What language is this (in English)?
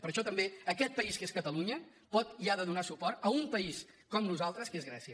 Catalan